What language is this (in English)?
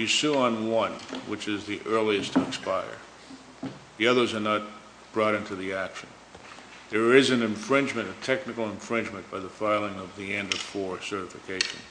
English